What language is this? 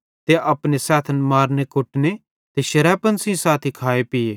Bhadrawahi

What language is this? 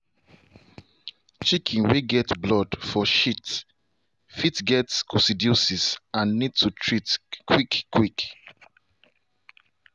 Nigerian Pidgin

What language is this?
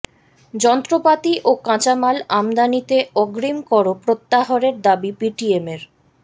Bangla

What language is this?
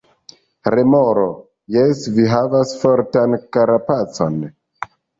Esperanto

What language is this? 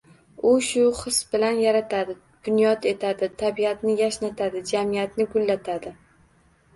Uzbek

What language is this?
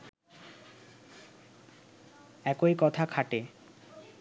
Bangla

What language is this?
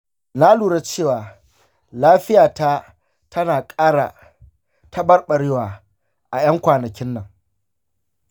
Hausa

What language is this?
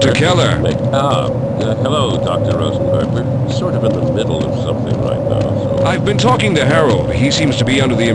English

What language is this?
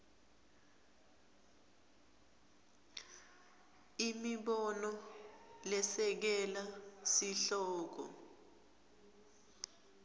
Swati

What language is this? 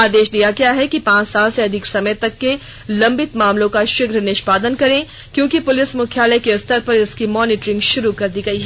Hindi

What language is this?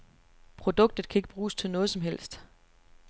Danish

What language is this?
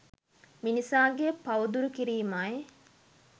Sinhala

